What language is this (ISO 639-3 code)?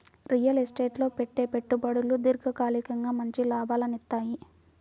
tel